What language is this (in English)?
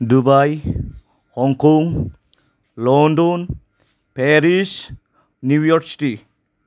Bodo